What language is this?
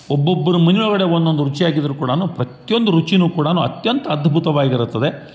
Kannada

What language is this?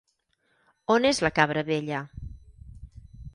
Catalan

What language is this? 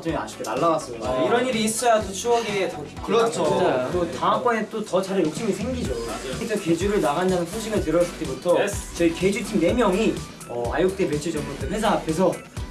Korean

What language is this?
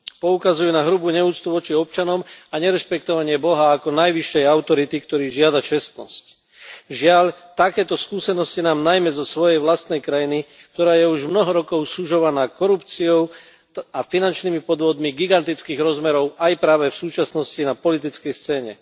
Slovak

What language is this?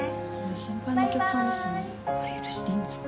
Japanese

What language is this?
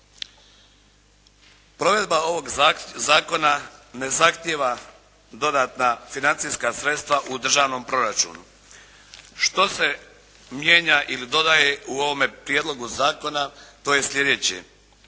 Croatian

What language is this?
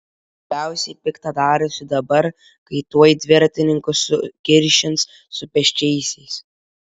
Lithuanian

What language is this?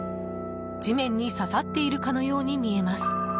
Japanese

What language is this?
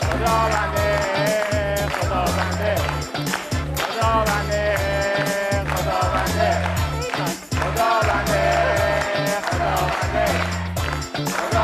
Persian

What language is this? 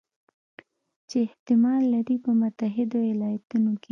Pashto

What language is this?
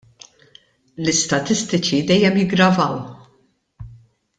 Maltese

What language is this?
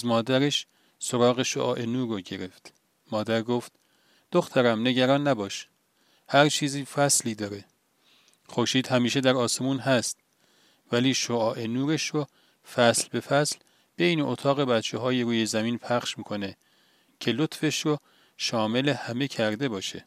Persian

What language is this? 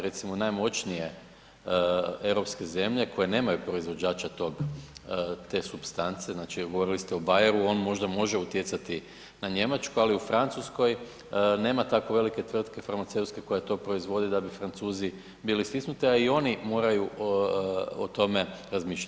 Croatian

